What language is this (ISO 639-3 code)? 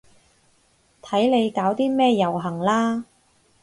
yue